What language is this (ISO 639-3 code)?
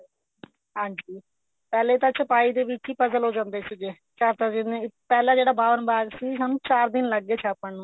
pan